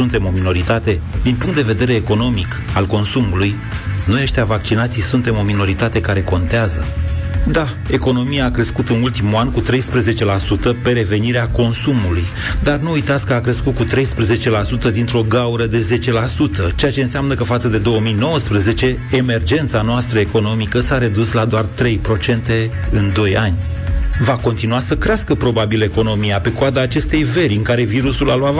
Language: Romanian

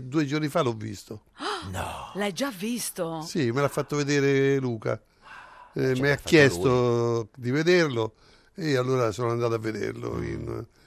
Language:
Italian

